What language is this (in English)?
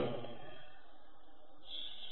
Malayalam